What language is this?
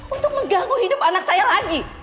Indonesian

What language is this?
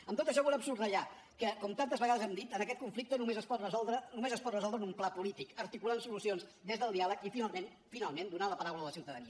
Catalan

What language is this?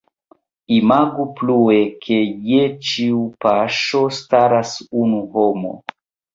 Esperanto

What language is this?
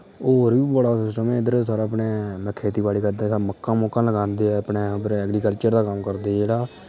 Dogri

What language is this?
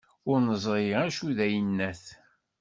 Kabyle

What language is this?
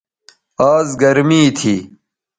Bateri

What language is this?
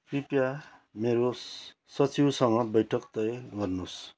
Nepali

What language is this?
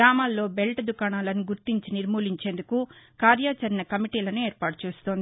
Telugu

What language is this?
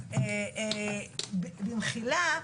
Hebrew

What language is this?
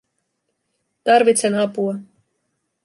Finnish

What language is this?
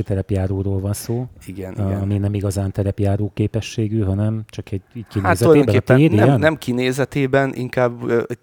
Hungarian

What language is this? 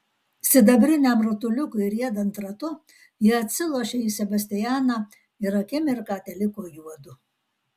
Lithuanian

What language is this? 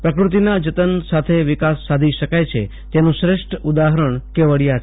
Gujarati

